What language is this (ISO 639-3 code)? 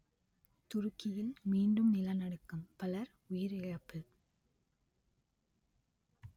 tam